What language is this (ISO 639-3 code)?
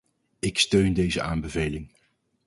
nld